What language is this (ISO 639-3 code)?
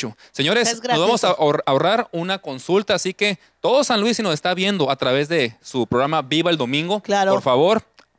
spa